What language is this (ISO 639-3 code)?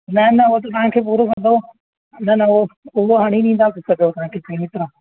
snd